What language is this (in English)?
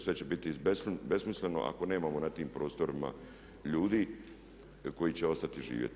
Croatian